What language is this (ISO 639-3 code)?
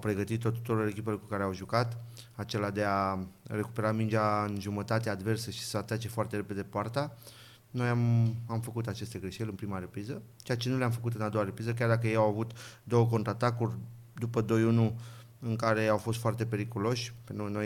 ron